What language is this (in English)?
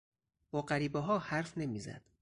Persian